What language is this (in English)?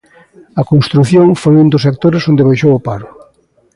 Galician